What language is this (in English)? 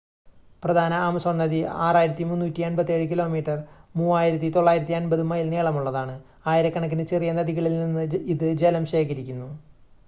Malayalam